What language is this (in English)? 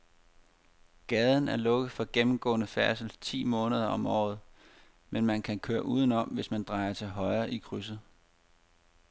Danish